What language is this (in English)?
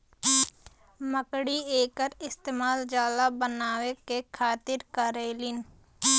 Bhojpuri